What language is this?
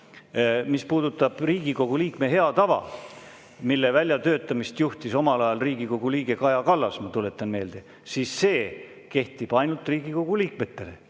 Estonian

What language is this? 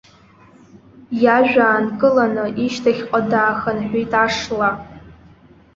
Abkhazian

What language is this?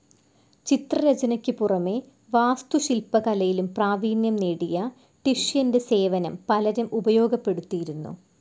Malayalam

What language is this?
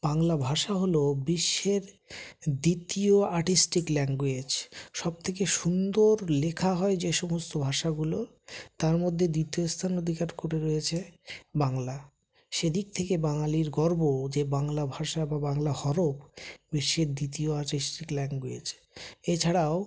Bangla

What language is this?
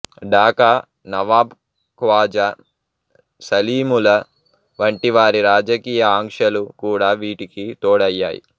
Telugu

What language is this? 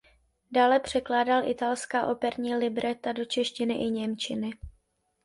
Czech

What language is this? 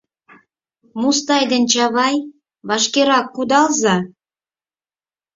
Mari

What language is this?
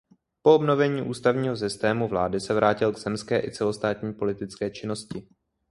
Czech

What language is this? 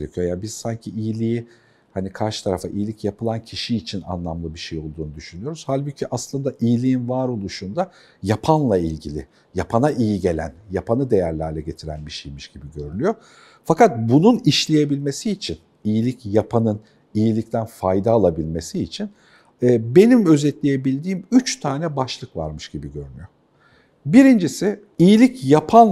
Turkish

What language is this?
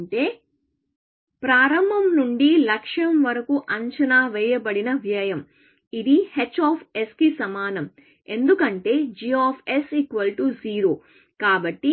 Telugu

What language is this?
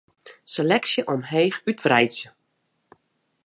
Western Frisian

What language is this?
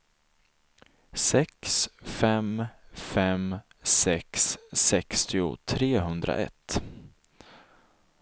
Swedish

